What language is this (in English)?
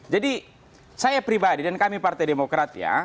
Indonesian